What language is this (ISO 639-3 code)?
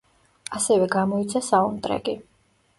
kat